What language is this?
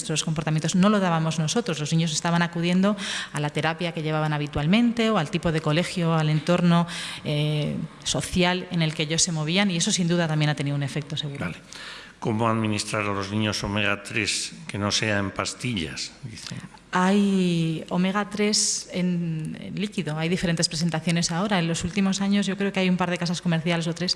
Spanish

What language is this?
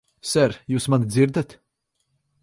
Latvian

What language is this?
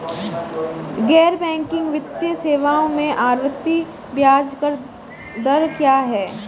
Hindi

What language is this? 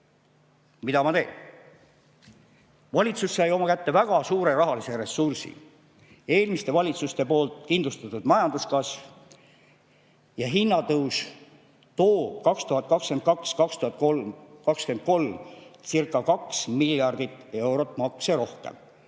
Estonian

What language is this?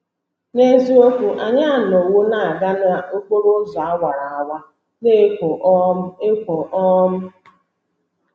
Igbo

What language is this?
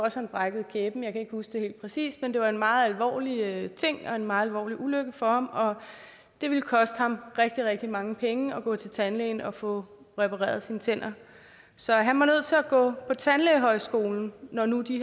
Danish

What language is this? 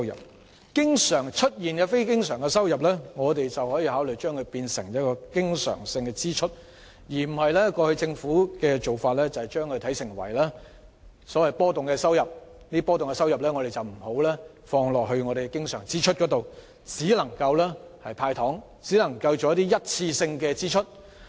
Cantonese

